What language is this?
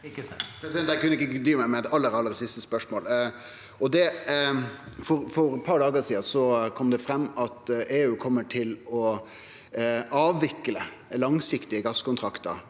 Norwegian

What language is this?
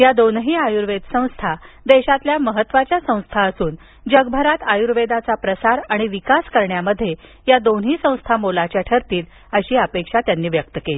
Marathi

